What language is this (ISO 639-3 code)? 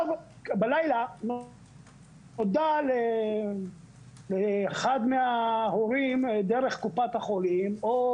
heb